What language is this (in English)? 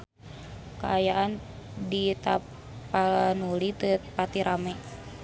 Sundanese